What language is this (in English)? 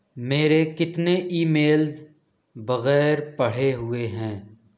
Urdu